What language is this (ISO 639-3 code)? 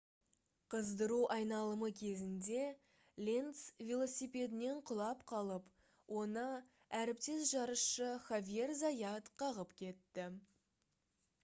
kaz